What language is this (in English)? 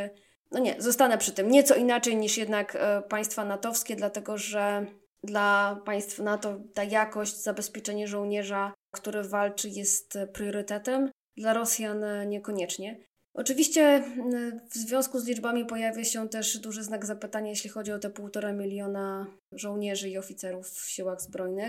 Polish